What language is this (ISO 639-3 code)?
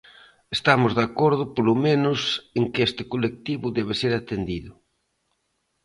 glg